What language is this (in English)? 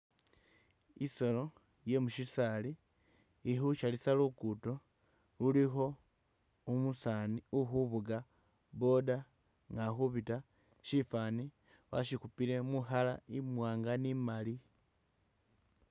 Masaaba